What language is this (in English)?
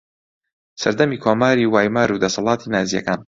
Central Kurdish